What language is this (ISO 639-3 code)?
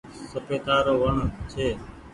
gig